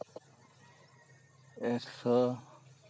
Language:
Santali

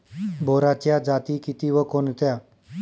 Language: Marathi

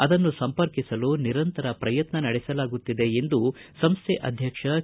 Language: Kannada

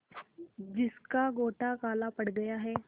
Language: Hindi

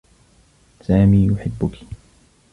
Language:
Arabic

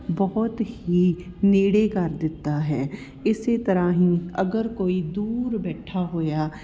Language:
Punjabi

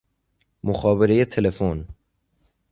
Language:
Persian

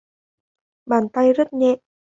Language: Vietnamese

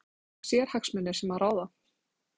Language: Icelandic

